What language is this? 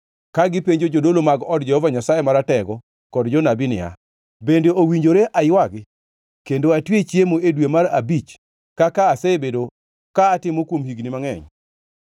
Luo (Kenya and Tanzania)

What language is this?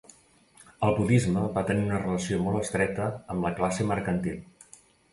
Catalan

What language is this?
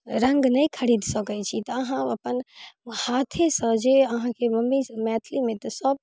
Maithili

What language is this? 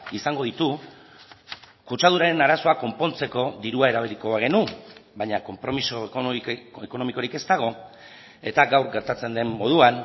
Basque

